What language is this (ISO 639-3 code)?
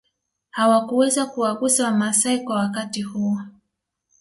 swa